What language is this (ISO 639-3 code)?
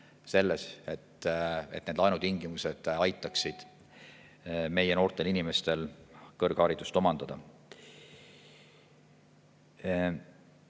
est